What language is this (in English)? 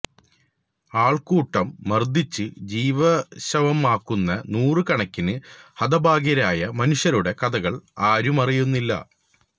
Malayalam